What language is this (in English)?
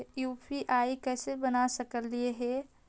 Magahi